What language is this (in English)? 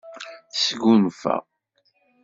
Kabyle